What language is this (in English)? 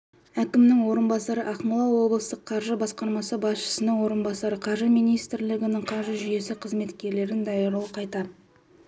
Kazakh